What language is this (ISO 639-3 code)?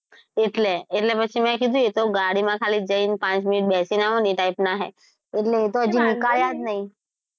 guj